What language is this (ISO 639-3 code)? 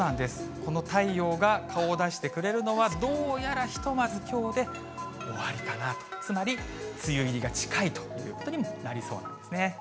jpn